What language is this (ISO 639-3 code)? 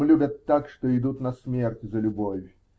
rus